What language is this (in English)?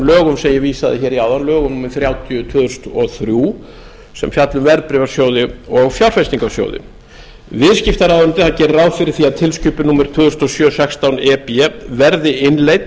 Icelandic